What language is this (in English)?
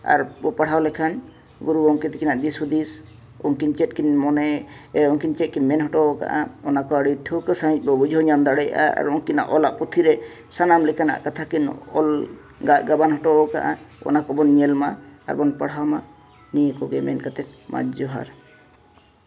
Santali